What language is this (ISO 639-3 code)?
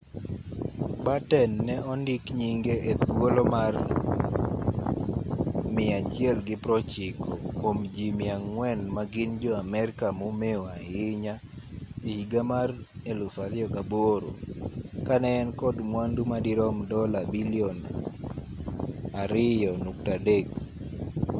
luo